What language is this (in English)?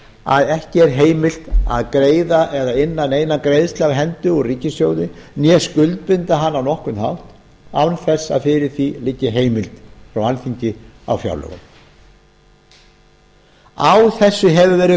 Icelandic